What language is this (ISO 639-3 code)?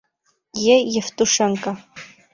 bak